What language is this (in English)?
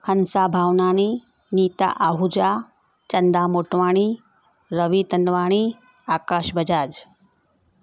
Sindhi